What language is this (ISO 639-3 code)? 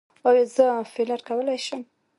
pus